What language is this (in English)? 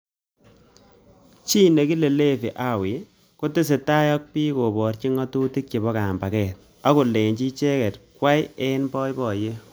Kalenjin